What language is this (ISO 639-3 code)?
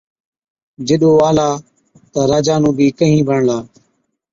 odk